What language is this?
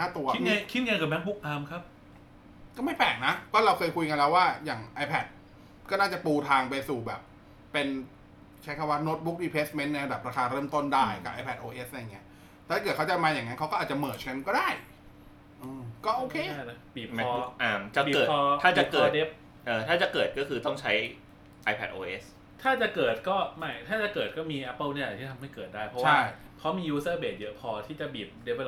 Thai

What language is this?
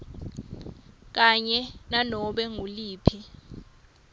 Swati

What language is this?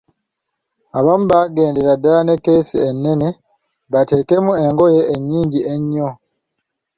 Ganda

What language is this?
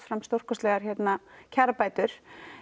Icelandic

